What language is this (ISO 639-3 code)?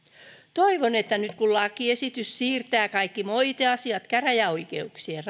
fin